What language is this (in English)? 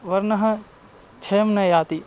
Sanskrit